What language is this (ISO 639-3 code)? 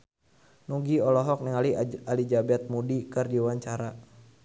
sun